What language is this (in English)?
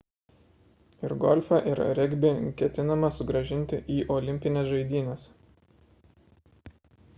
Lithuanian